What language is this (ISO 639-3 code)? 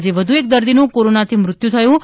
guj